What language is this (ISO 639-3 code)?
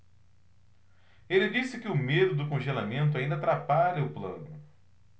por